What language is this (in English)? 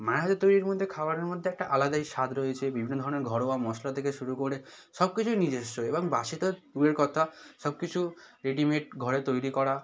Bangla